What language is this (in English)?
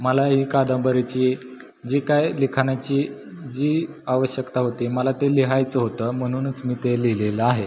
Marathi